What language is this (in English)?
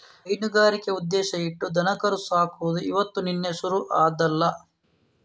Kannada